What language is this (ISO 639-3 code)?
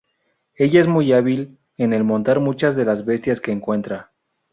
spa